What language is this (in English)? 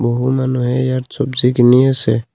Assamese